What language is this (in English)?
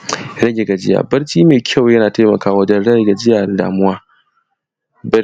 Hausa